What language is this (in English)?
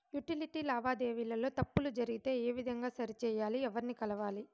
Telugu